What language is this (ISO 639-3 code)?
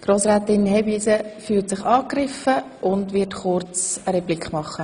gsw